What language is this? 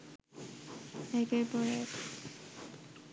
Bangla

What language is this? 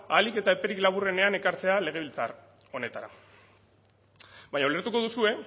Basque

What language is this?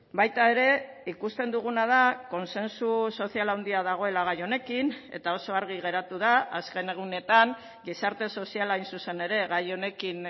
Basque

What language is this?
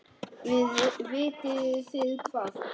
Icelandic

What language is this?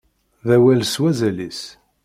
Kabyle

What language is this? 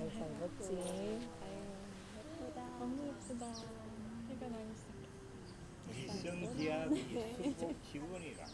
Korean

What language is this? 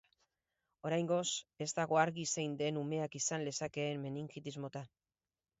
Basque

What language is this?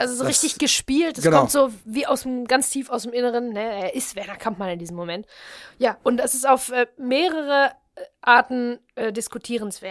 German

